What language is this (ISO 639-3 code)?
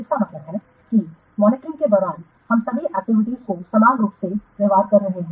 hin